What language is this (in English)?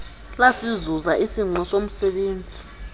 Xhosa